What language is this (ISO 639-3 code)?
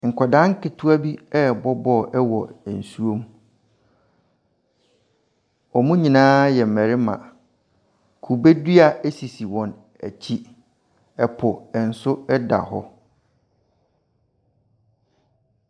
aka